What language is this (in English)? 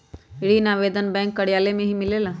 Magahi